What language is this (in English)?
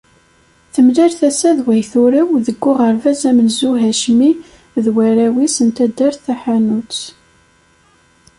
Kabyle